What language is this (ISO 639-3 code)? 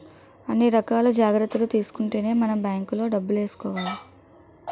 tel